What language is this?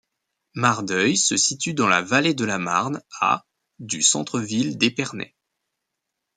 French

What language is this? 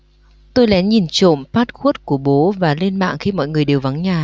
Vietnamese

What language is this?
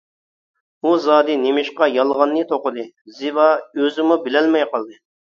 Uyghur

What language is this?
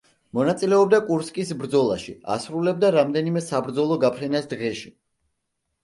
Georgian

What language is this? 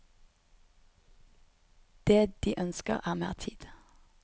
Norwegian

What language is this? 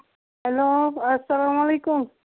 Kashmiri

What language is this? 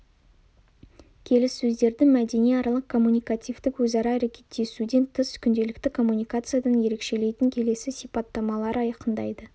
Kazakh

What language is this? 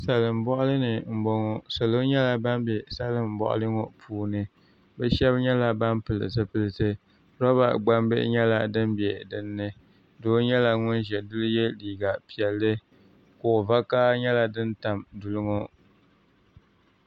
Dagbani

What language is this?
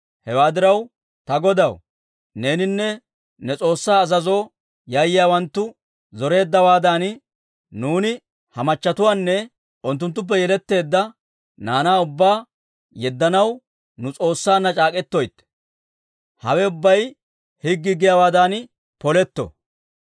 Dawro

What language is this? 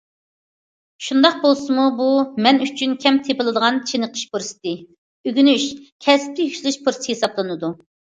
Uyghur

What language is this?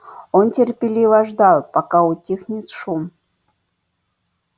Russian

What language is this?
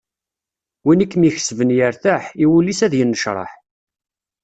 Kabyle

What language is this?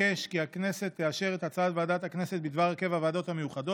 Hebrew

